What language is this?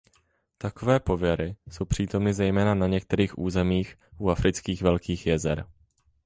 Czech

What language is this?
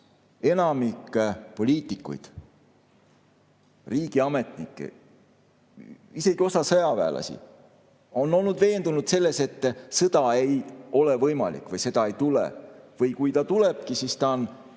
Estonian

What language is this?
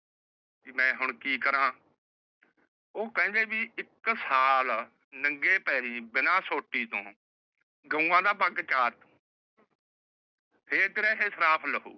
Punjabi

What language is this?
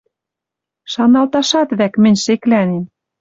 Western Mari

